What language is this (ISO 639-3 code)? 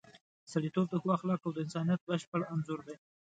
pus